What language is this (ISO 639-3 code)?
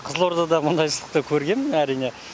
kaz